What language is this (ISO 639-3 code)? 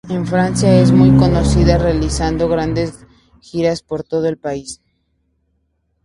spa